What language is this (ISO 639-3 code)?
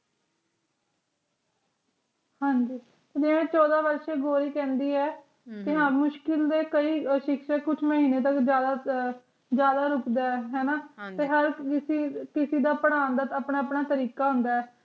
pan